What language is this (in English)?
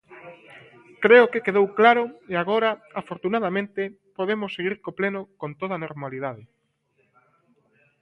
Galician